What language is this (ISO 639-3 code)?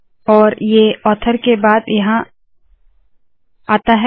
hin